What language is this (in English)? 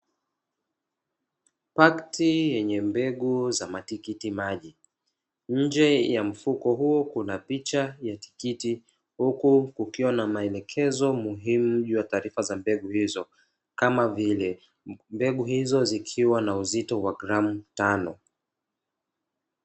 Swahili